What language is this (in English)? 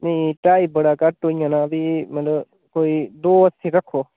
Dogri